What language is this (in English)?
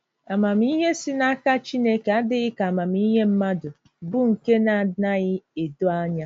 Igbo